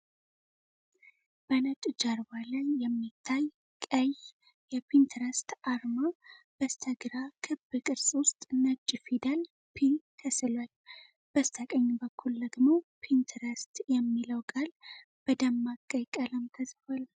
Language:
Amharic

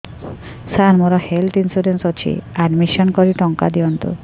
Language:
Odia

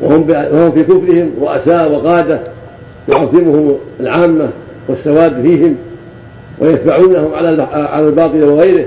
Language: Arabic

